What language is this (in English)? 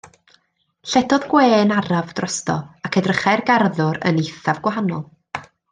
Welsh